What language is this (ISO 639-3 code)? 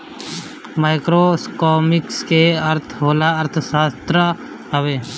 bho